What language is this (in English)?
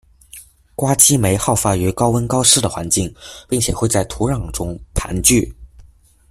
Chinese